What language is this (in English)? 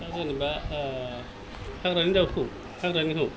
Bodo